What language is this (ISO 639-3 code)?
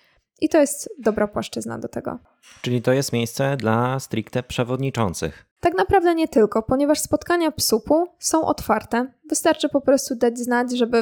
pol